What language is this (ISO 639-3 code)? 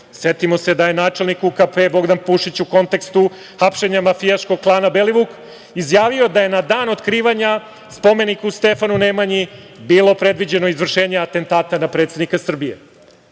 srp